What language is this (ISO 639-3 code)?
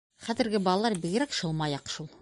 bak